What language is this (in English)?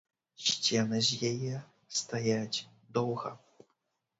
Belarusian